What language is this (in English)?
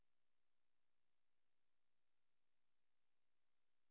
Swedish